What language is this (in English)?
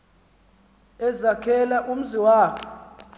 Xhosa